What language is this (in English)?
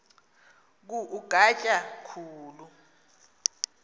Xhosa